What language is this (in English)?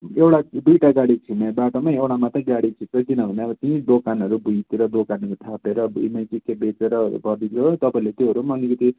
Nepali